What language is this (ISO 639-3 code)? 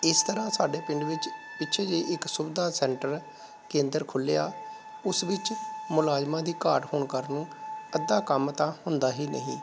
pan